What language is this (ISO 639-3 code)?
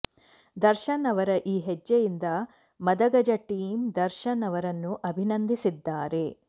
kan